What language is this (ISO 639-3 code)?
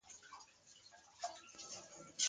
fas